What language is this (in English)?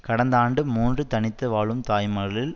Tamil